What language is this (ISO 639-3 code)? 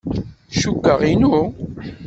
kab